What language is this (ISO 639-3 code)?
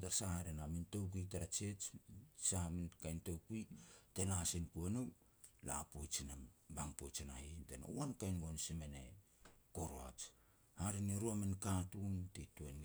pex